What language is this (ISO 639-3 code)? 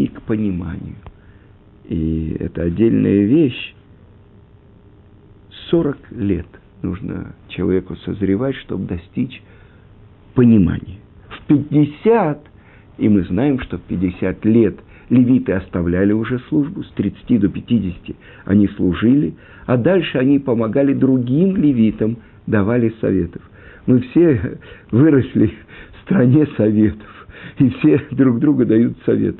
rus